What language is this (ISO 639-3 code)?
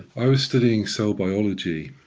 eng